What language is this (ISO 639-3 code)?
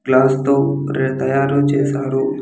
tel